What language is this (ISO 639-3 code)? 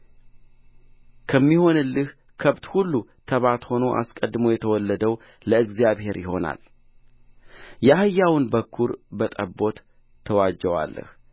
amh